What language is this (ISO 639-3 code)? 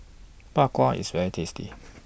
eng